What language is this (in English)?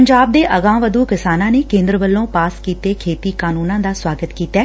Punjabi